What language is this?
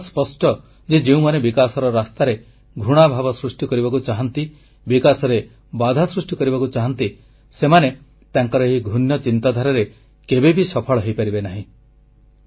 Odia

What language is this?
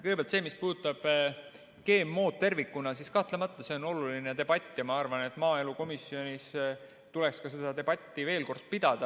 Estonian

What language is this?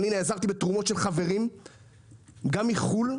Hebrew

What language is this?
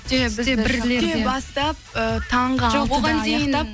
Kazakh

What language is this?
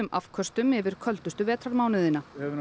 Icelandic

